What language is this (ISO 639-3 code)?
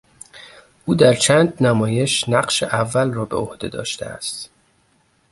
fas